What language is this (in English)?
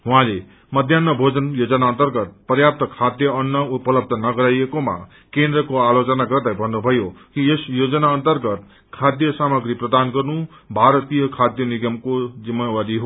Nepali